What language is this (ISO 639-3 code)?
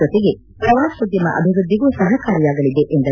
kan